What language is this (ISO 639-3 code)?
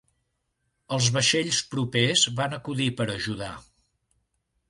cat